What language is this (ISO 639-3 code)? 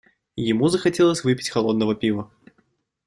rus